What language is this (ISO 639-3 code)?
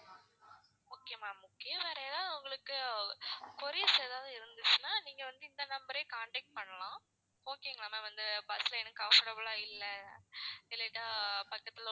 tam